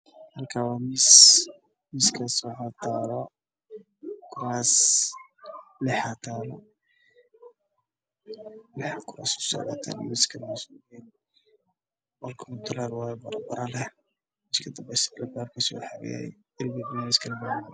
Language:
Somali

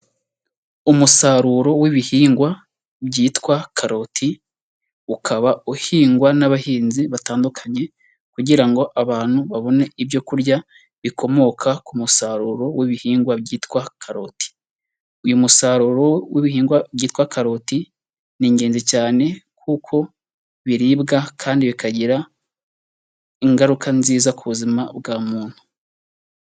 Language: Kinyarwanda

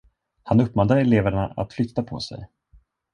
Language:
Swedish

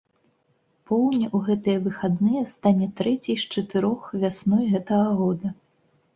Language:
Belarusian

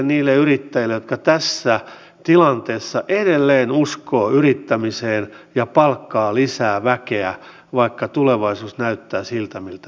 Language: Finnish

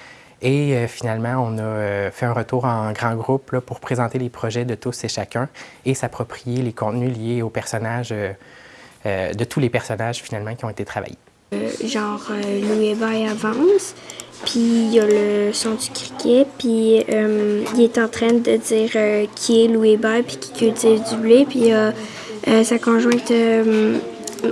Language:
French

